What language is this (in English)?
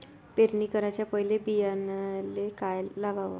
Marathi